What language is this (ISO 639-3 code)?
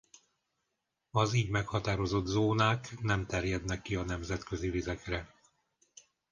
hun